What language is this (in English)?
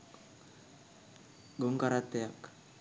Sinhala